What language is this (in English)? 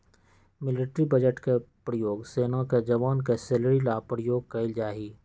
Magahi